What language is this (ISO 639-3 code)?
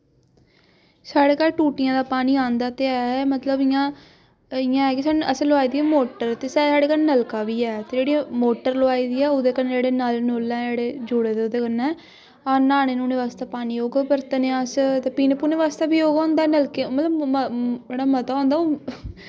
doi